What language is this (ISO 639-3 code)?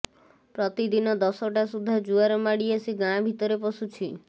ori